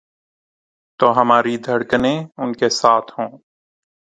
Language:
Urdu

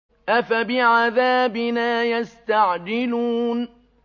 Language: Arabic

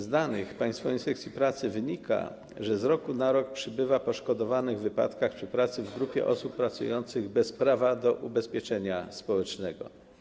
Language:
Polish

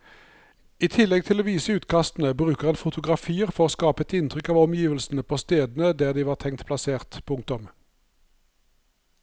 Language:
Norwegian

